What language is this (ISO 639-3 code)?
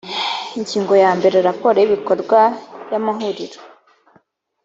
kin